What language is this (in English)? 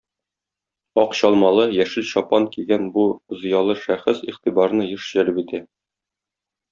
Tatar